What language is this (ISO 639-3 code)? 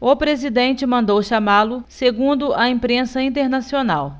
por